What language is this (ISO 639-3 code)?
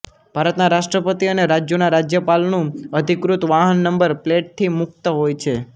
guj